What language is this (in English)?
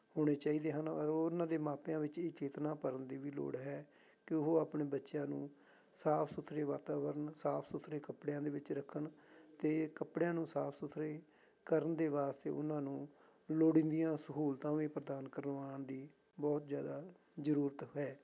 Punjabi